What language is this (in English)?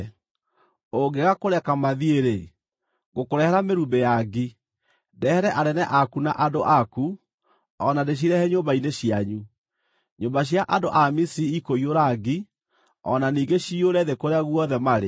Kikuyu